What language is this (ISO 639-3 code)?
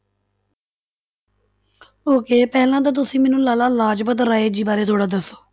pan